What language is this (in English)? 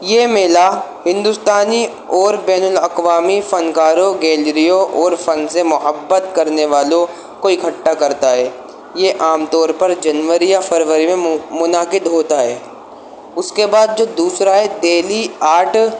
Urdu